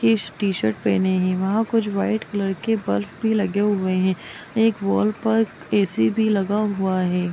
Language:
Magahi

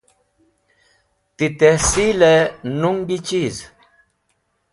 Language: Wakhi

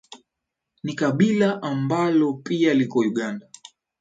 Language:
Swahili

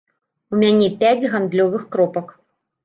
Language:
Belarusian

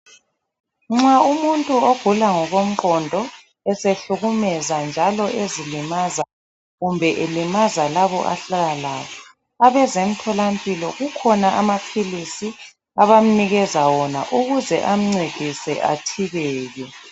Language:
North Ndebele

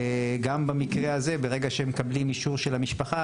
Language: Hebrew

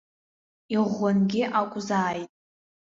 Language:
Abkhazian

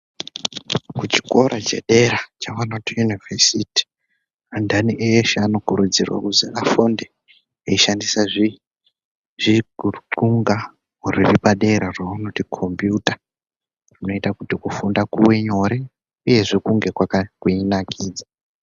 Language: Ndau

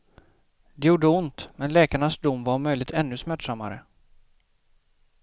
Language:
Swedish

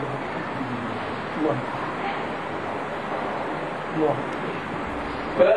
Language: Arabic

